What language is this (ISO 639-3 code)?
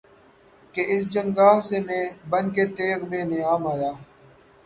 urd